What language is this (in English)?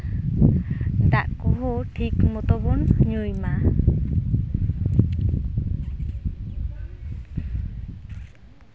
Santali